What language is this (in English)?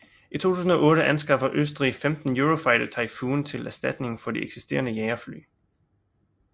Danish